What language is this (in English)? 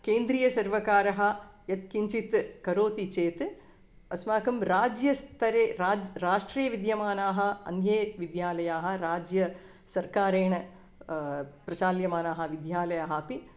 Sanskrit